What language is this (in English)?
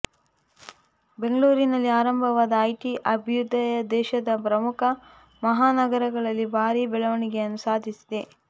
Kannada